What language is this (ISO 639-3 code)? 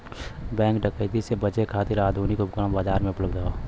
bho